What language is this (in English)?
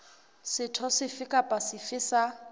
Southern Sotho